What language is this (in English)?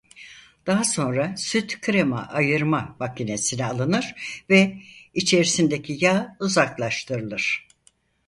Turkish